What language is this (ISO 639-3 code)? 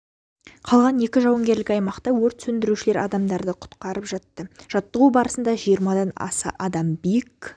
kaz